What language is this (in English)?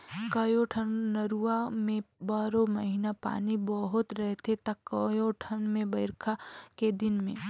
Chhattisgarhi